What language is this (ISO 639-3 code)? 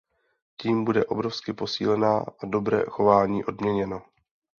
ces